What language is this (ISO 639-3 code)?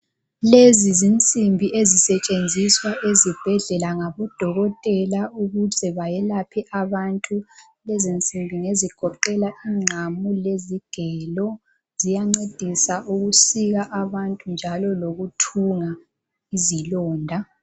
nde